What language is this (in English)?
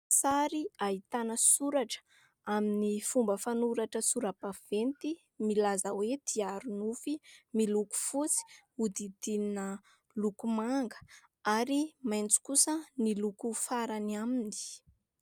Malagasy